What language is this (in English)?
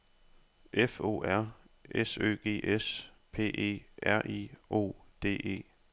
Danish